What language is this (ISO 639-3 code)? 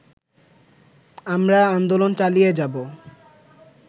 ben